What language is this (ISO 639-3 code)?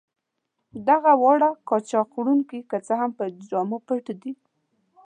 pus